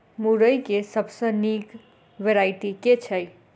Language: Maithili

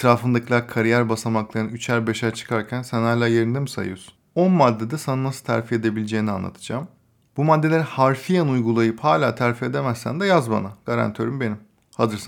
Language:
Turkish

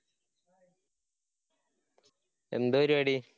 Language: Malayalam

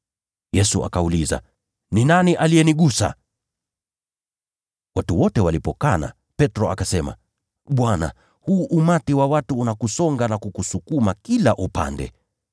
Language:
Swahili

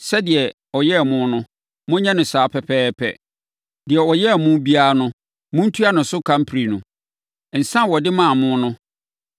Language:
Akan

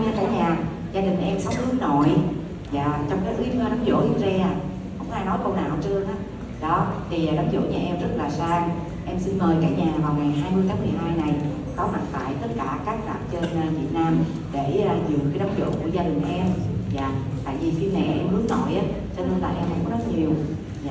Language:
Vietnamese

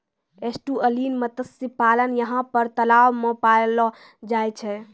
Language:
Maithili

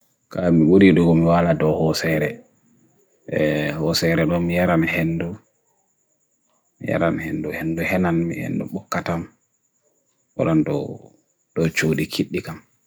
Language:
Bagirmi Fulfulde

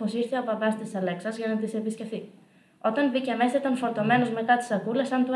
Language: Greek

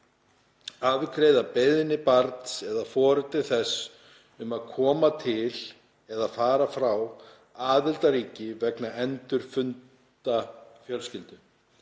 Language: Icelandic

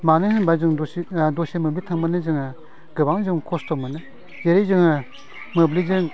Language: Bodo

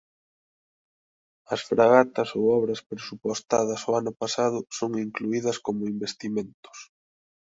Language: Galician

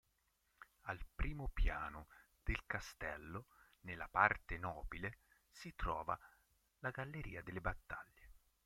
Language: Italian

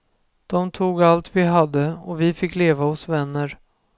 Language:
Swedish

